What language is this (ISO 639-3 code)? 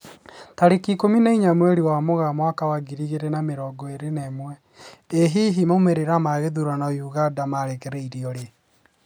kik